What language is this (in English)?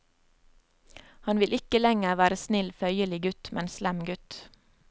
Norwegian